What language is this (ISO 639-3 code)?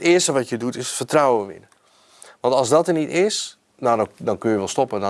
nld